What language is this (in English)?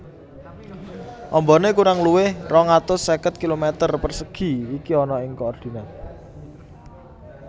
Javanese